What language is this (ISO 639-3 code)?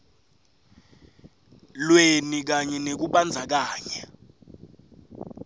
ssw